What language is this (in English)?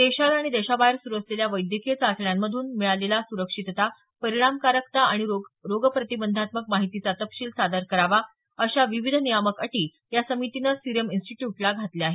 Marathi